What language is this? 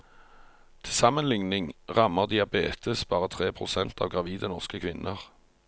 Norwegian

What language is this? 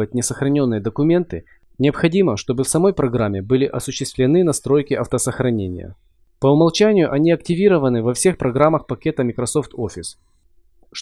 Russian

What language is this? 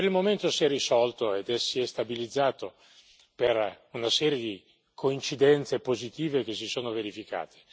Italian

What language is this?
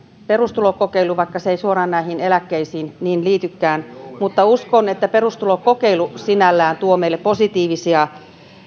Finnish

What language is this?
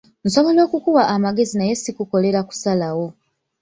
Ganda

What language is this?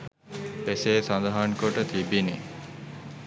Sinhala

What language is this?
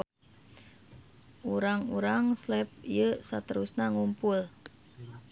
Sundanese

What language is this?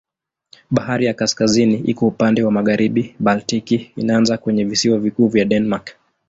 Swahili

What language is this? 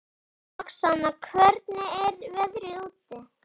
Icelandic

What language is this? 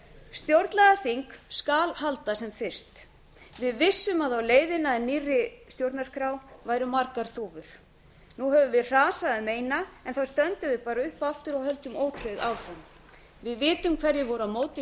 Icelandic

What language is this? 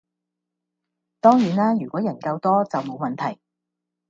Cantonese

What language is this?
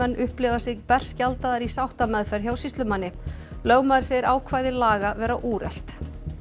Icelandic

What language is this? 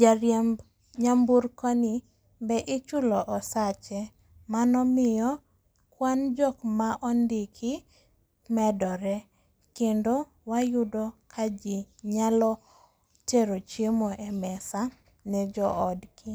Luo (Kenya and Tanzania)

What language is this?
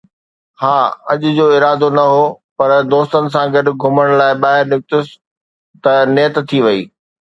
Sindhi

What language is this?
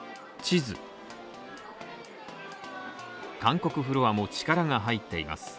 Japanese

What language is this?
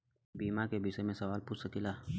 Bhojpuri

